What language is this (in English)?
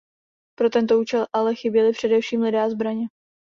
Czech